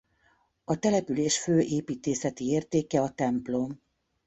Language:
Hungarian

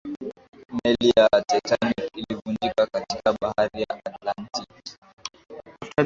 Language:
Swahili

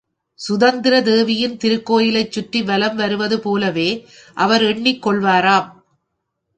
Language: Tamil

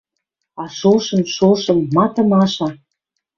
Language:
Western Mari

